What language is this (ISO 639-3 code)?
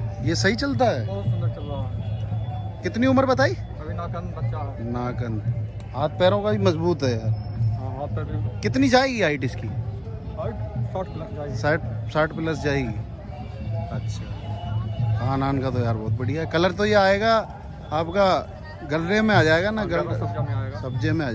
hin